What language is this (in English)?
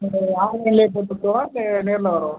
Tamil